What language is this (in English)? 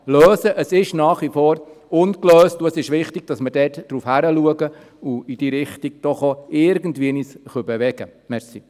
Swiss German